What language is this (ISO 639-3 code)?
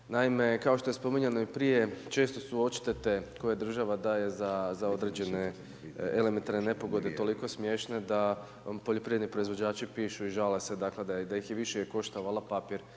hrv